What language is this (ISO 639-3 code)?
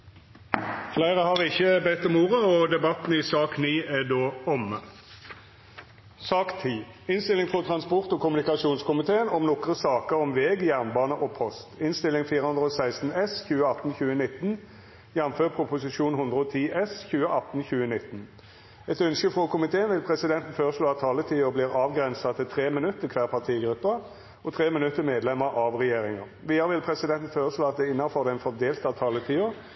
nno